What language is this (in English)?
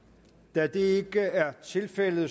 Danish